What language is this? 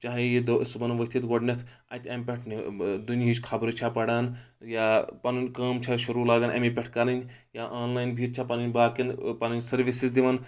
Kashmiri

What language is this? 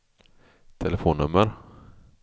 Swedish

